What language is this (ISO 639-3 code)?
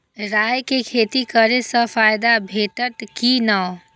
mai